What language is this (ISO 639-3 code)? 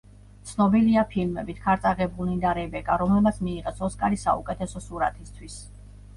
kat